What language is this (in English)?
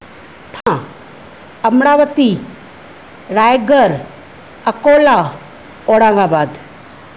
Sindhi